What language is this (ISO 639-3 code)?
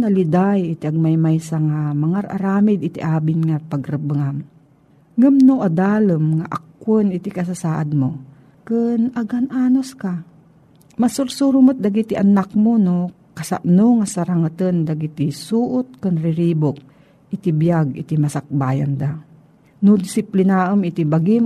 fil